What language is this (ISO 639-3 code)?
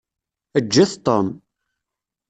kab